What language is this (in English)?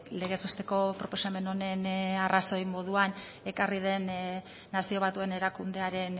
Basque